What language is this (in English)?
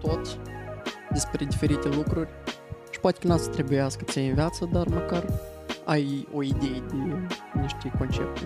Romanian